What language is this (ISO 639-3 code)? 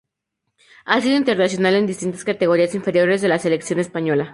spa